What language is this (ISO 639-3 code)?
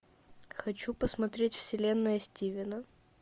rus